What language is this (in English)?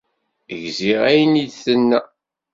Kabyle